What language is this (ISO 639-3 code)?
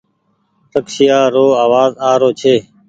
gig